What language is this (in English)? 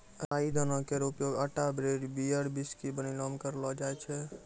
Maithili